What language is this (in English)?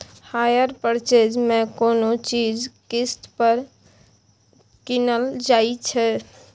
Maithili